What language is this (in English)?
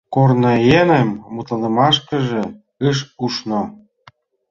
Mari